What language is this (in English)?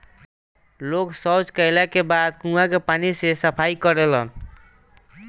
Bhojpuri